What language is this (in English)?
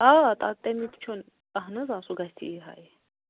Kashmiri